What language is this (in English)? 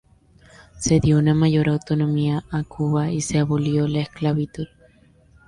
Spanish